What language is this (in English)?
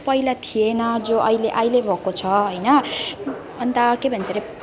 Nepali